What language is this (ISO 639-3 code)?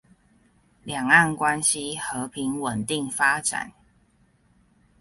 zho